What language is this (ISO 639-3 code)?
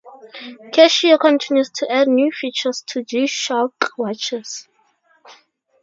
eng